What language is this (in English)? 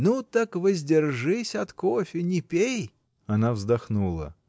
Russian